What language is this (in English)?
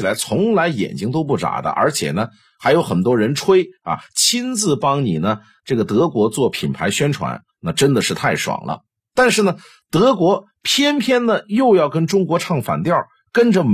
Chinese